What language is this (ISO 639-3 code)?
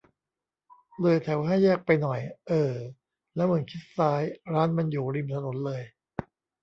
tha